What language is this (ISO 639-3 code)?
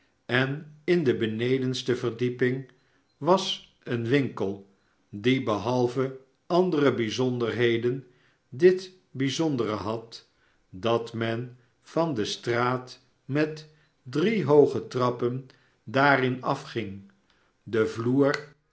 nld